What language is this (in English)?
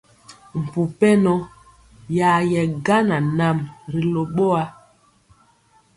Mpiemo